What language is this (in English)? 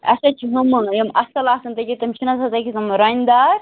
Kashmiri